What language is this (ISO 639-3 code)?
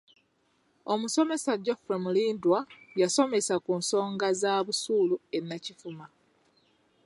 lug